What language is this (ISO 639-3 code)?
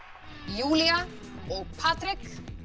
isl